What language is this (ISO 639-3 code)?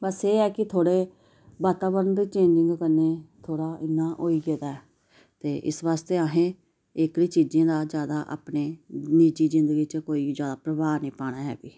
doi